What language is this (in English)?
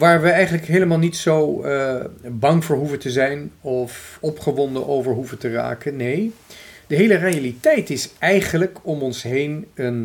Dutch